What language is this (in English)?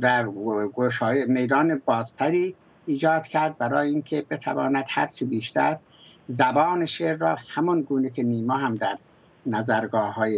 Persian